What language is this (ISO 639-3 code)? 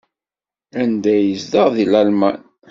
kab